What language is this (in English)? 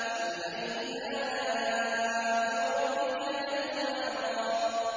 Arabic